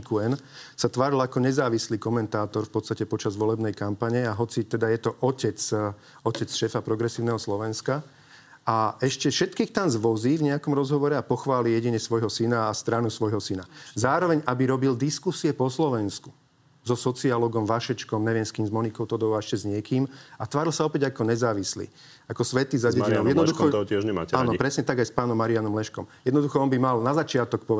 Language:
Slovak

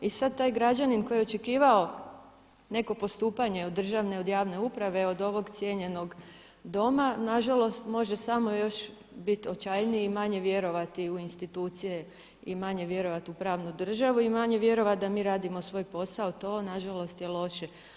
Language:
Croatian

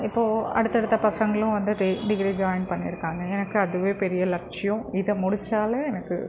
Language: Tamil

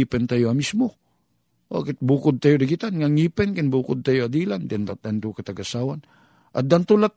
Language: Filipino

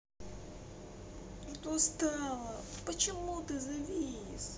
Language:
Russian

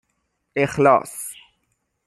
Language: Persian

